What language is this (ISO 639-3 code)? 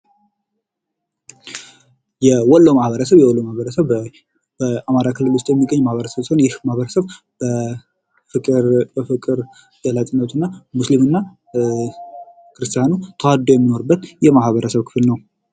amh